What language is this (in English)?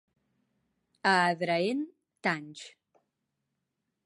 Catalan